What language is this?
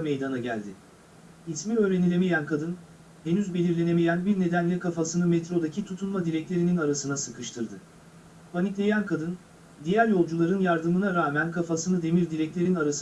Turkish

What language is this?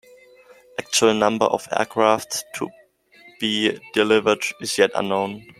English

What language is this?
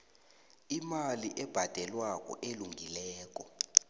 South Ndebele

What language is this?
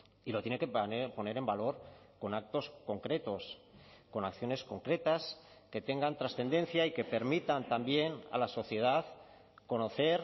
Spanish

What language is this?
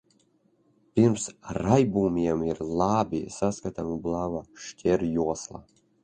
Latvian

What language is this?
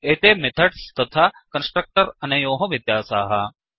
Sanskrit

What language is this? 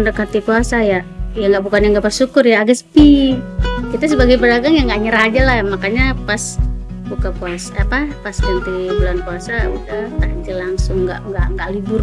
Indonesian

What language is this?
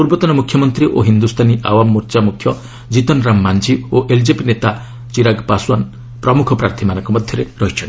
Odia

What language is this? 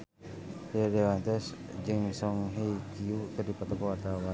Sundanese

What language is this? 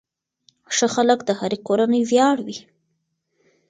Pashto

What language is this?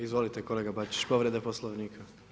Croatian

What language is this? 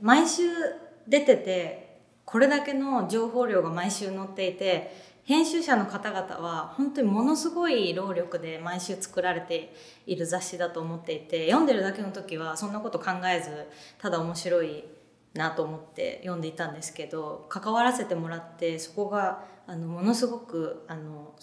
Japanese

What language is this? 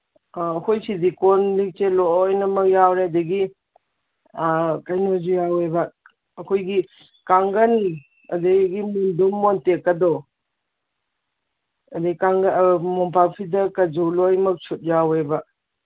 Manipuri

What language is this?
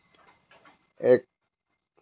Assamese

